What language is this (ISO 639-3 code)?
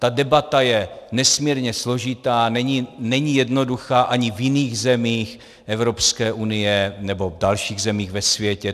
ces